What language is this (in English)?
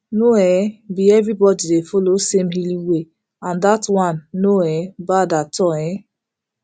Nigerian Pidgin